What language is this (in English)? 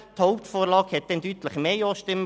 Swiss German